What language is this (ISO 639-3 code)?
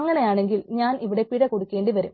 mal